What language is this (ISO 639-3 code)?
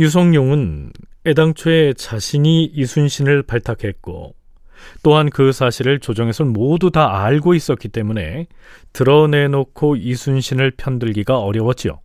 kor